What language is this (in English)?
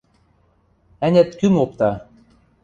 Western Mari